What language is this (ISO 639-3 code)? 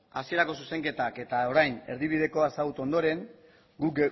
eus